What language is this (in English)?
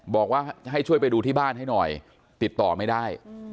Thai